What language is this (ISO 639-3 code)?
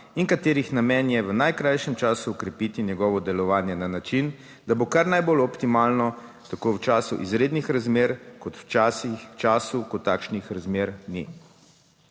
slv